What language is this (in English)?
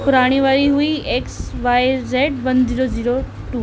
Sindhi